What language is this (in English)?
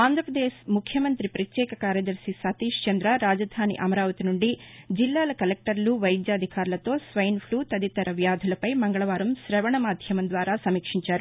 Telugu